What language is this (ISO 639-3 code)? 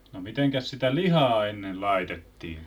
fin